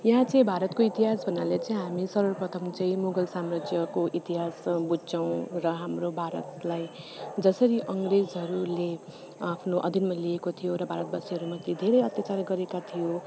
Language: Nepali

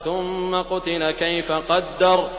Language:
Arabic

